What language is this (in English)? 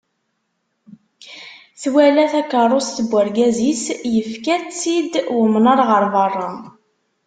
Kabyle